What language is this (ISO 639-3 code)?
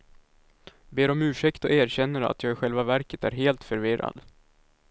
swe